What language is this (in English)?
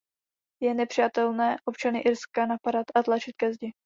Czech